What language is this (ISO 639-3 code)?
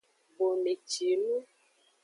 ajg